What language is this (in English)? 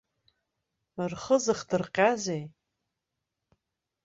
Abkhazian